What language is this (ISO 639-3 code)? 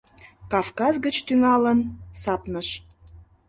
chm